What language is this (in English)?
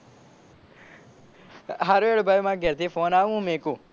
Gujarati